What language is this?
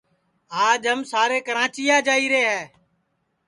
Sansi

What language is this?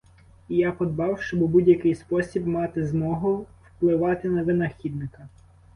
Ukrainian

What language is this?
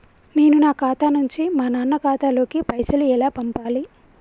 Telugu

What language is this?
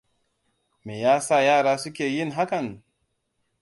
Hausa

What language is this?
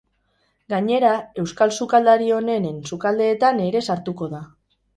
Basque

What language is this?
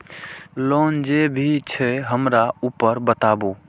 Maithili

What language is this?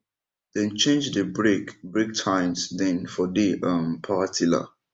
Nigerian Pidgin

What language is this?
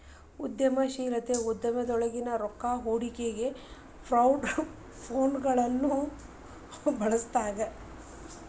Kannada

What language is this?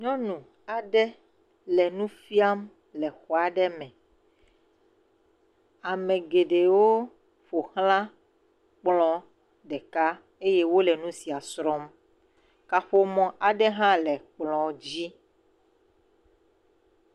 Ewe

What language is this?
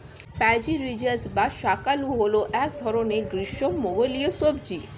Bangla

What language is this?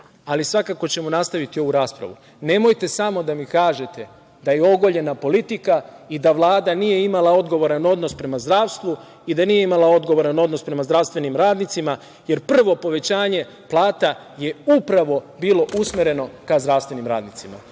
Serbian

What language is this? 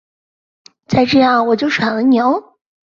Chinese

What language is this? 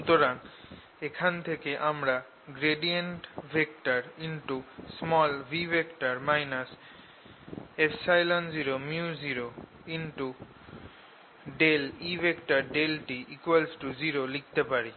Bangla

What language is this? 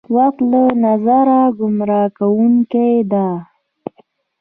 Pashto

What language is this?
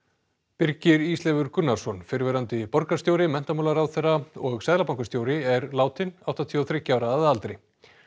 Icelandic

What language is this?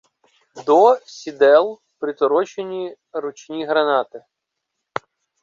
Ukrainian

